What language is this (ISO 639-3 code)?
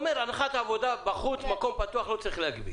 heb